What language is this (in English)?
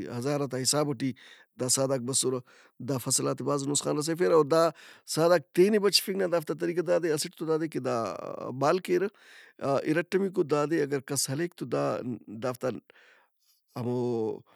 Brahui